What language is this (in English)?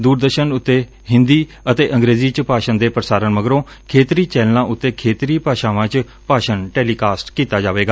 Punjabi